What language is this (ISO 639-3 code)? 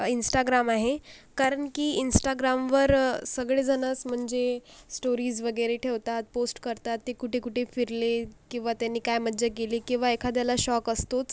mar